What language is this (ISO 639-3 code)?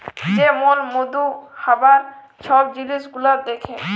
ben